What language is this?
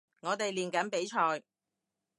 Cantonese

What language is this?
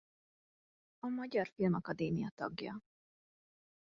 Hungarian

